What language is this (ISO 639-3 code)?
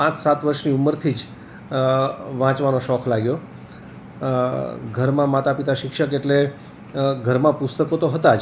guj